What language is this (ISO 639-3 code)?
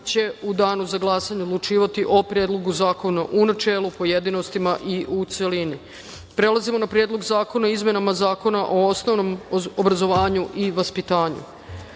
srp